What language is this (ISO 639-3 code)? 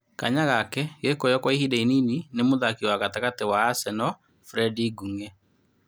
kik